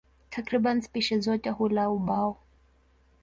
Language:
Swahili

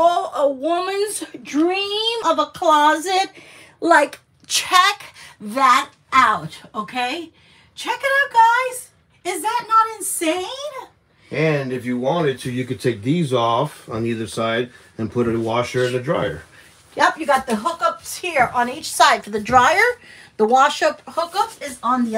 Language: English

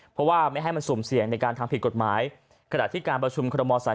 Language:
Thai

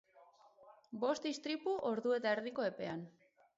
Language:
Basque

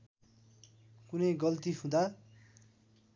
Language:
Nepali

